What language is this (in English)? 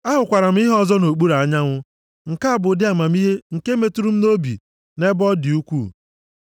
Igbo